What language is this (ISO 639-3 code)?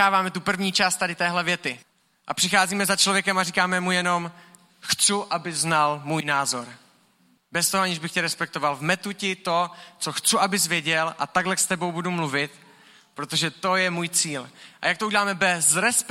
ces